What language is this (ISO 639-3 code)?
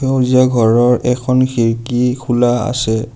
asm